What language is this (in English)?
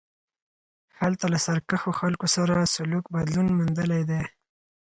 Pashto